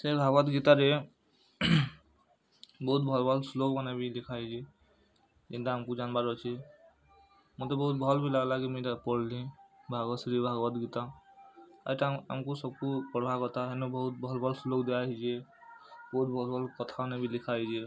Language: Odia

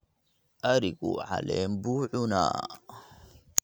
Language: Somali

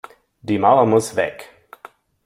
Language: German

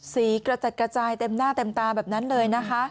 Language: Thai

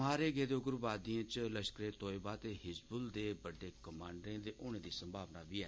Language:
Dogri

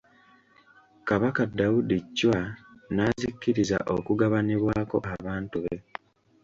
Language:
Ganda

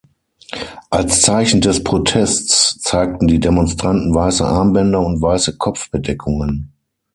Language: German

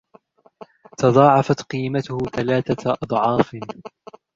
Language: Arabic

